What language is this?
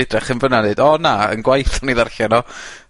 Welsh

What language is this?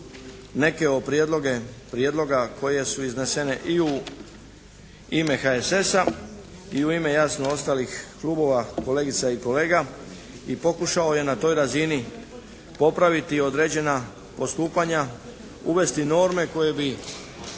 Croatian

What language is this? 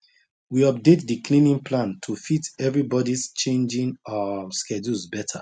Nigerian Pidgin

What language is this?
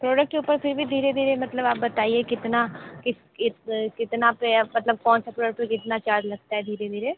Hindi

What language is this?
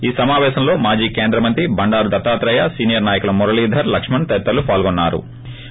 Telugu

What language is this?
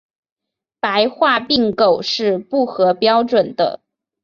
Chinese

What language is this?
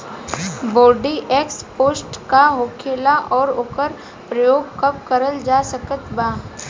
Bhojpuri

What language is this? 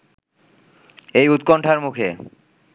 Bangla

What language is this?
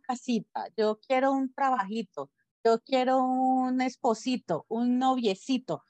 Spanish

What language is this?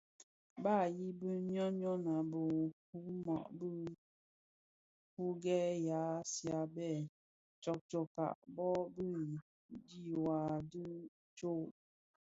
Bafia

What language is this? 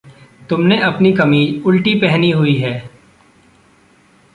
Hindi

